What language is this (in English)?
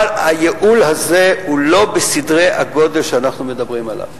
Hebrew